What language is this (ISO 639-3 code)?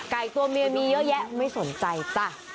tha